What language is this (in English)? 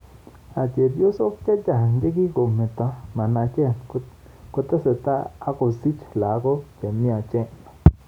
Kalenjin